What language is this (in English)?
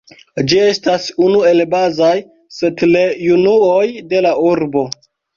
Esperanto